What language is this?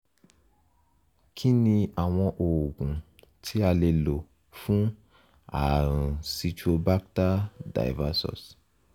Yoruba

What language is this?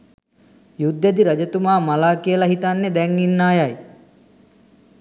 Sinhala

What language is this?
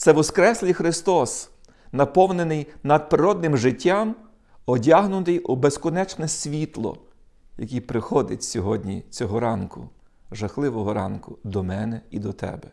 Ukrainian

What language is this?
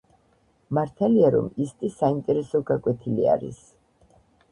Georgian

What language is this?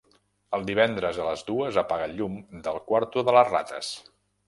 Catalan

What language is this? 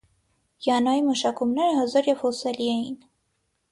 Armenian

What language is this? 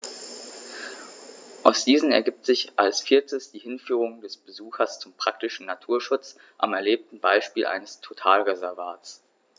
German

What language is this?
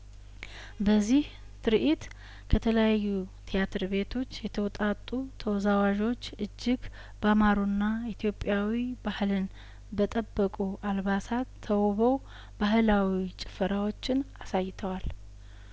Amharic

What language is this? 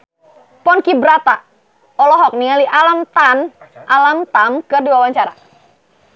Sundanese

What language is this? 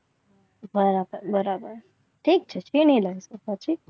Gujarati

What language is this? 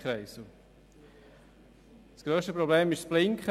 Swiss German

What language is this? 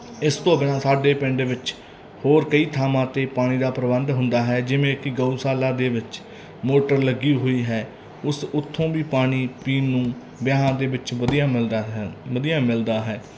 Punjabi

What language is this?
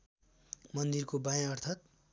Nepali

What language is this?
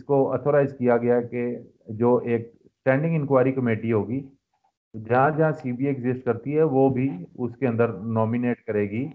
Urdu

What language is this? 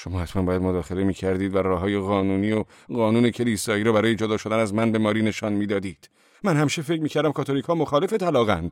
Persian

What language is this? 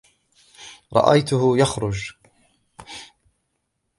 Arabic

